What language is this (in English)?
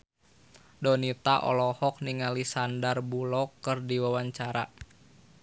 Sundanese